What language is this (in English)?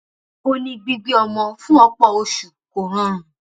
Yoruba